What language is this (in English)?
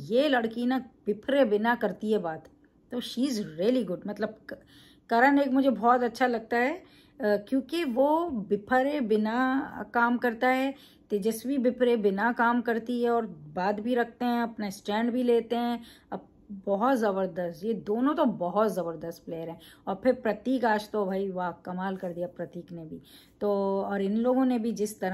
Hindi